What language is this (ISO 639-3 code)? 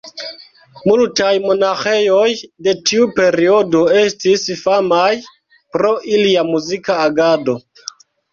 epo